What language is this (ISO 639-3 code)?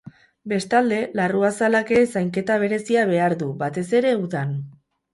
eus